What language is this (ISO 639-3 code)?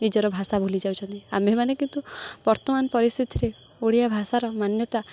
ori